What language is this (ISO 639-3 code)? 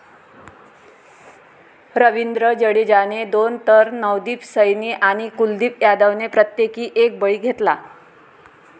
mar